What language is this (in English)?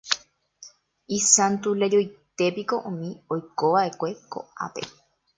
Guarani